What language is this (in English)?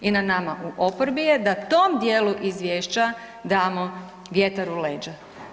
Croatian